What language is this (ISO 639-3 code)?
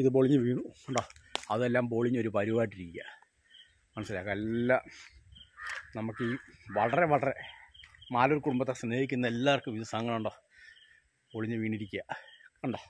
mal